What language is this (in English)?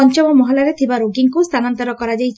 Odia